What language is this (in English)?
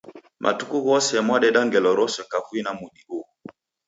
Taita